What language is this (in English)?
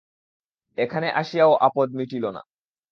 Bangla